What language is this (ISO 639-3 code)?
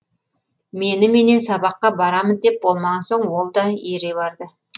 kaz